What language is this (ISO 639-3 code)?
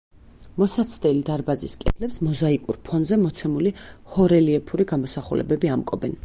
kat